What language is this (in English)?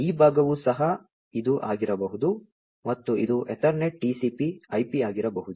Kannada